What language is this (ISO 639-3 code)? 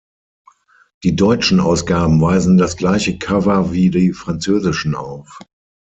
deu